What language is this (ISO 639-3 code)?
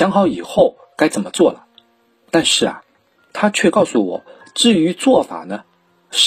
zho